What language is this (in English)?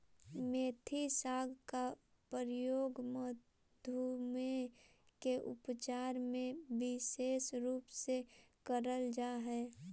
Magahi